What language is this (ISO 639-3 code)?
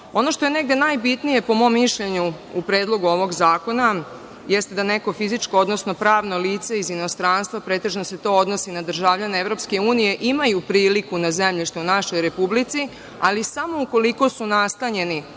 srp